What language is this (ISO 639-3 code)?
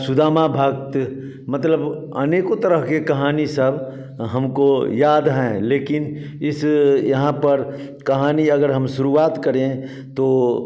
hin